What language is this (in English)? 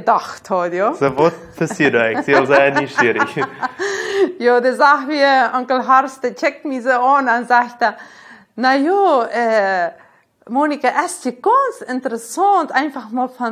Dutch